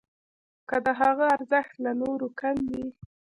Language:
Pashto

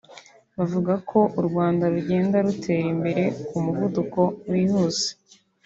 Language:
Kinyarwanda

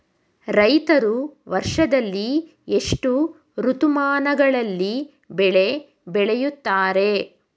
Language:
Kannada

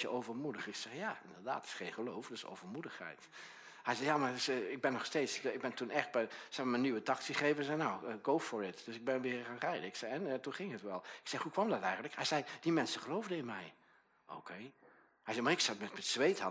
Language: Dutch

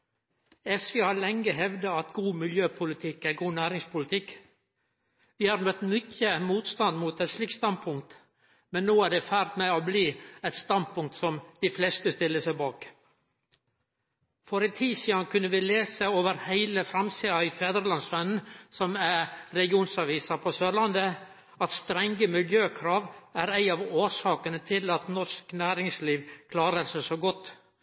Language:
Norwegian Nynorsk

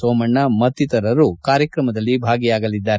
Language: Kannada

